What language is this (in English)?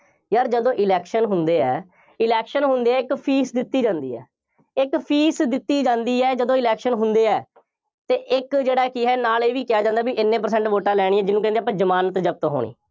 Punjabi